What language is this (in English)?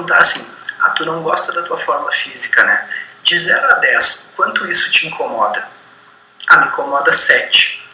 Portuguese